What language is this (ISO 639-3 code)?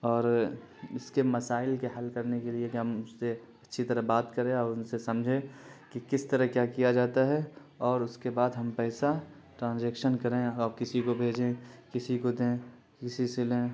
urd